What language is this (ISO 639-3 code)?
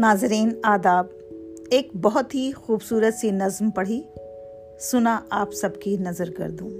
urd